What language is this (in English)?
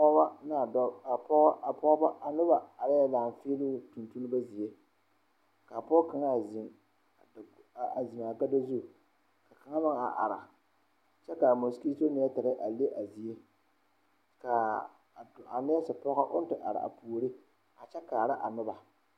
Southern Dagaare